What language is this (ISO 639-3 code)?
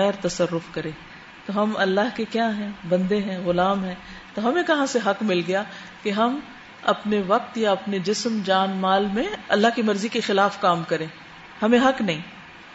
urd